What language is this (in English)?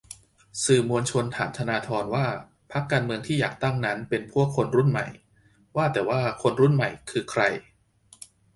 Thai